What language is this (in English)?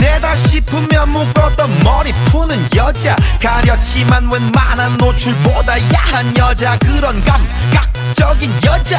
Korean